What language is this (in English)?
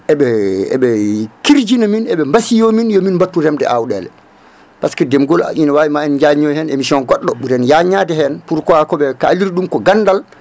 Fula